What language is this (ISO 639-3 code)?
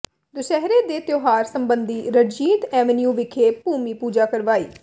pan